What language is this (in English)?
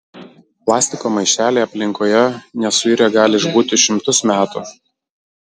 Lithuanian